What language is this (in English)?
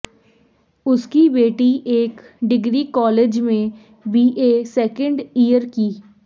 Hindi